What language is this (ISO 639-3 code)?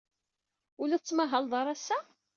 kab